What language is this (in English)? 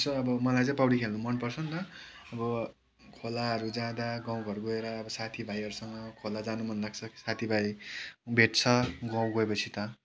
Nepali